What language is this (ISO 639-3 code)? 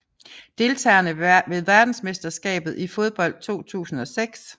dan